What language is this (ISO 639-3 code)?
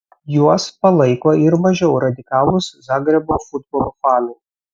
lit